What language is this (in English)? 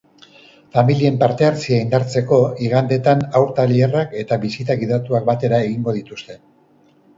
Basque